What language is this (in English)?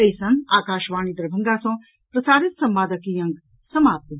Maithili